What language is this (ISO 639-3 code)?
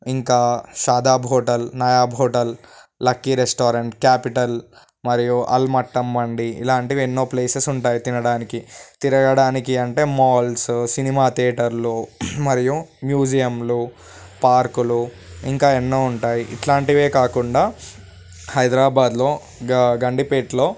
tel